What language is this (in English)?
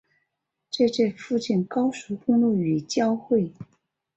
Chinese